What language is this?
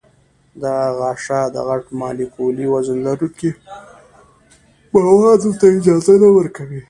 Pashto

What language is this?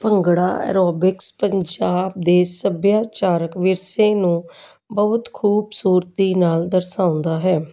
Punjabi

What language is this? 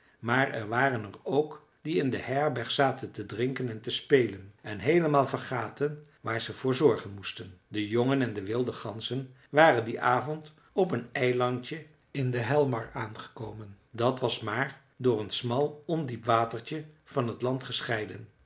Dutch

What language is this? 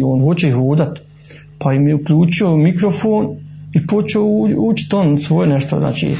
Croatian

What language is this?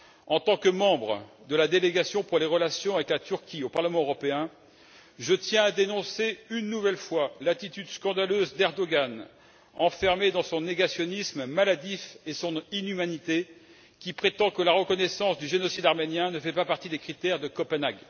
French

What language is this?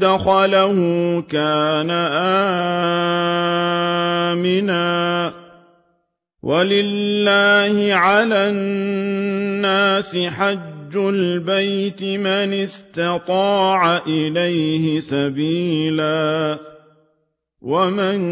Arabic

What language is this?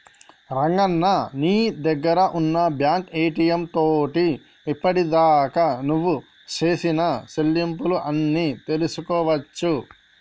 Telugu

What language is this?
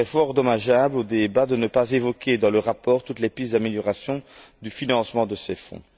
French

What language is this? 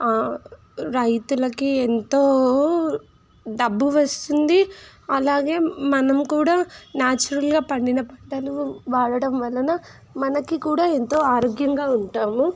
Telugu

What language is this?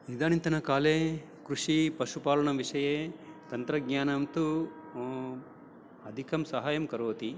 Sanskrit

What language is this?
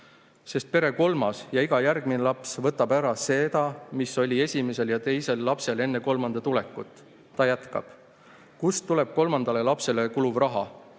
Estonian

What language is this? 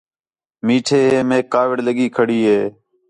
Khetrani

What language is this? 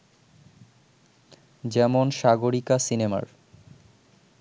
Bangla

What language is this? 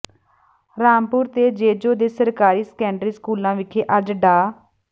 Punjabi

